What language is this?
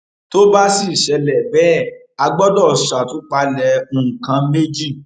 Yoruba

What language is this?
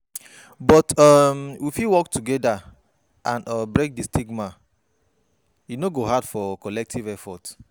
Nigerian Pidgin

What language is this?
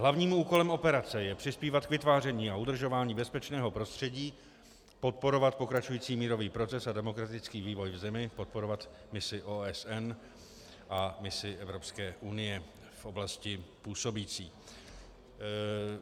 Czech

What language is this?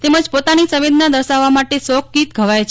Gujarati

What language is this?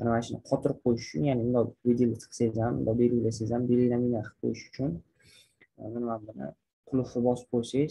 Turkish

